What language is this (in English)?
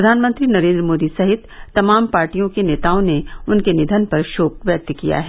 Hindi